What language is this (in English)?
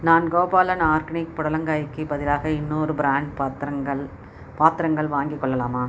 Tamil